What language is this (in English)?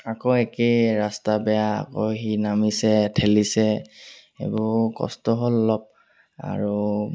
Assamese